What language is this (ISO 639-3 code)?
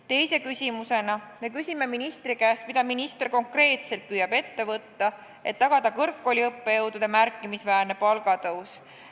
est